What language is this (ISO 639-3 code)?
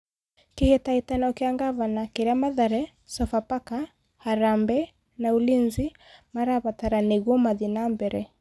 kik